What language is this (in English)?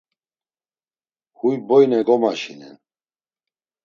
Laz